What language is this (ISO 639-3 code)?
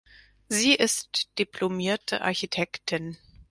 deu